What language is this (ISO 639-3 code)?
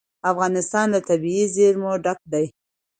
pus